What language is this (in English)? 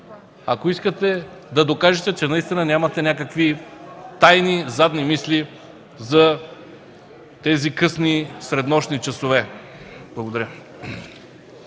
Bulgarian